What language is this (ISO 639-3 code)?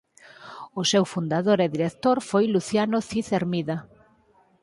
glg